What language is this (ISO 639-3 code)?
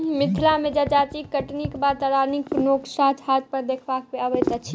mai